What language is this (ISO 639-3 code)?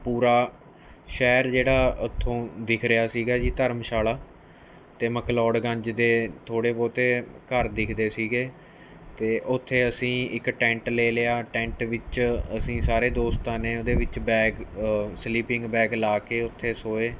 pan